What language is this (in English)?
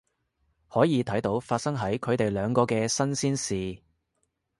Cantonese